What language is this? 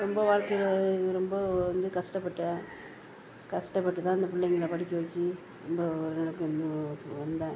Tamil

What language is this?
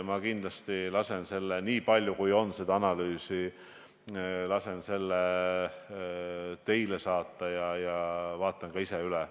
Estonian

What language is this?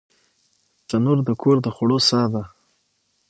Pashto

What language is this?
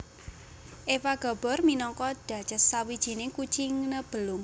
Javanese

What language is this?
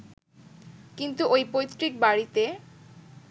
Bangla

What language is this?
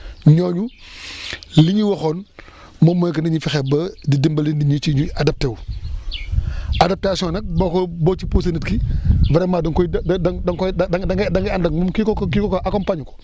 Wolof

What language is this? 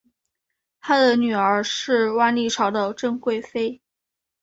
Chinese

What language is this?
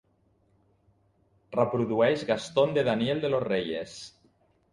Catalan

